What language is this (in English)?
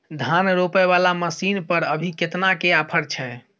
Maithili